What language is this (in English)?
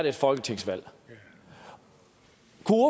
Danish